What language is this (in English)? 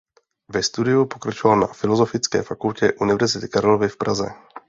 Czech